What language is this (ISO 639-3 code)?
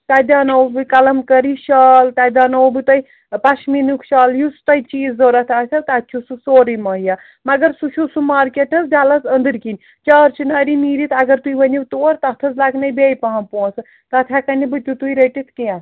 kas